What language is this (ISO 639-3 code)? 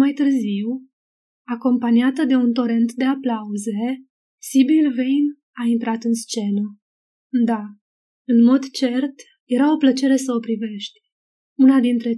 ron